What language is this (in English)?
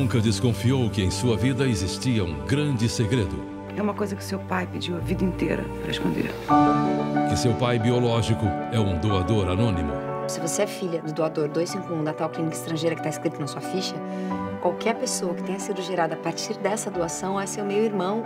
Portuguese